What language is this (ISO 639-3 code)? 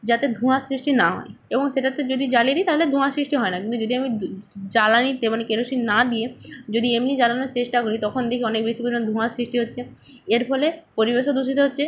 ben